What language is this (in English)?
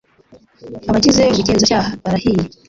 Kinyarwanda